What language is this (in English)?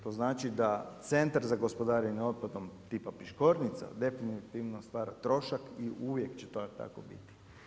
Croatian